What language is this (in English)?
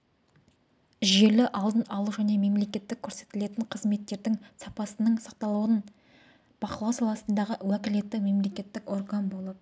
Kazakh